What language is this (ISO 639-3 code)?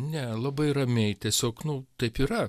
lit